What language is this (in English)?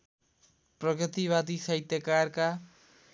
Nepali